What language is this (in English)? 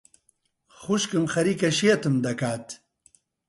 Central Kurdish